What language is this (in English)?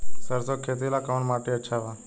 Bhojpuri